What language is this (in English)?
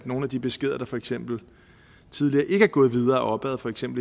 Danish